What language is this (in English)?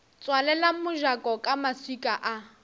Northern Sotho